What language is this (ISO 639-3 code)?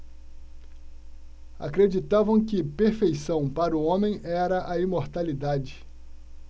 por